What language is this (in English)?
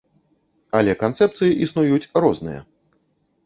Belarusian